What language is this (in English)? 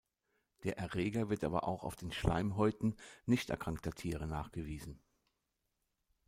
German